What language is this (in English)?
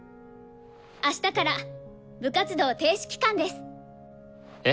Japanese